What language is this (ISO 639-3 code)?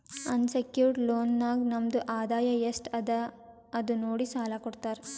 kan